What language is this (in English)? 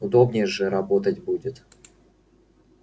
Russian